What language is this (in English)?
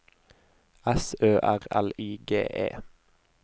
Norwegian